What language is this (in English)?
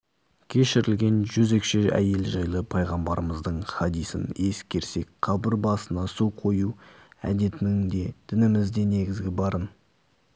Kazakh